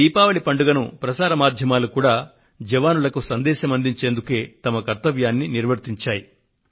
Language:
Telugu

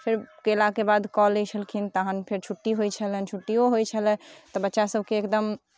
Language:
Maithili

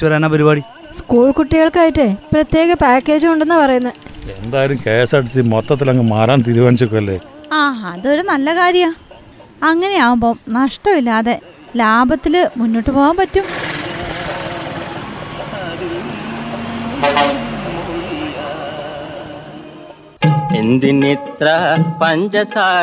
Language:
Malayalam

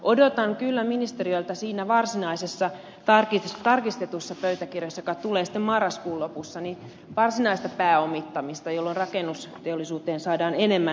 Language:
Finnish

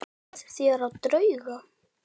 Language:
Icelandic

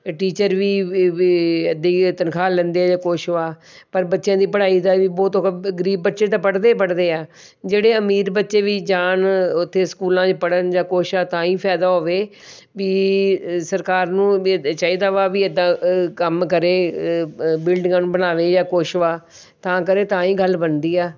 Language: Punjabi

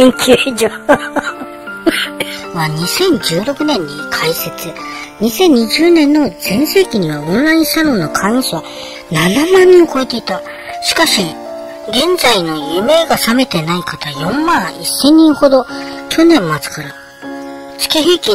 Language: Japanese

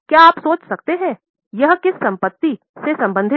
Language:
Hindi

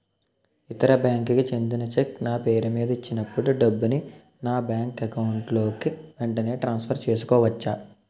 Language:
Telugu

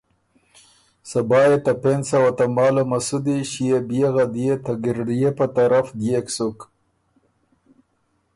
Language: Ormuri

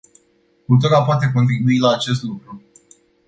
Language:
Romanian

